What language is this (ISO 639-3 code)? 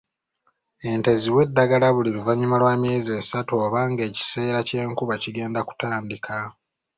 lug